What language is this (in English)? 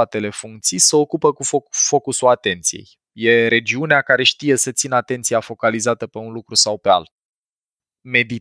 Romanian